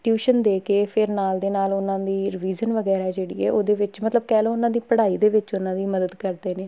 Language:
Punjabi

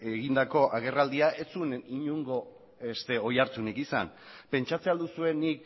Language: Basque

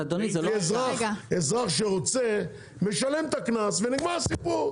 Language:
Hebrew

